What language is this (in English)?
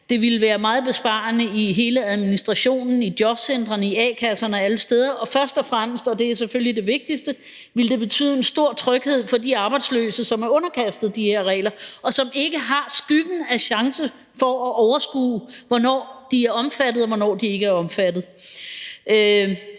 Danish